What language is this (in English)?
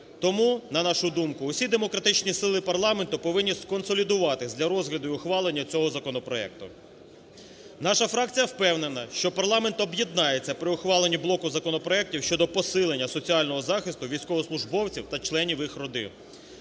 Ukrainian